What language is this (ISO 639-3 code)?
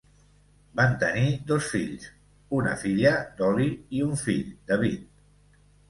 cat